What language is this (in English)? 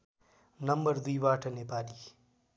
Nepali